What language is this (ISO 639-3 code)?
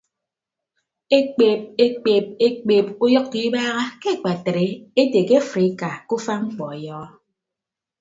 ibb